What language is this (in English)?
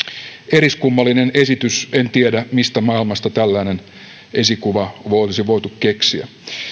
Finnish